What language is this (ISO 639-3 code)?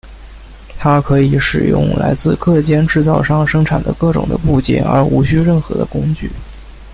zho